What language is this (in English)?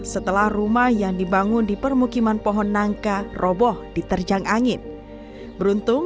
Indonesian